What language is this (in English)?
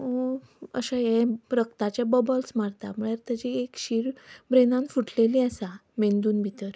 Konkani